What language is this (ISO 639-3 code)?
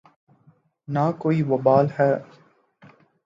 urd